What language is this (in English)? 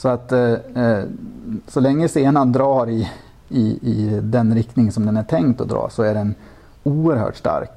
Swedish